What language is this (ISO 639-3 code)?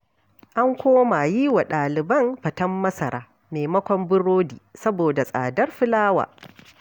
hau